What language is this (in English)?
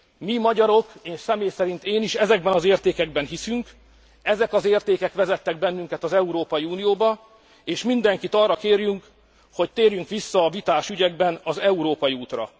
Hungarian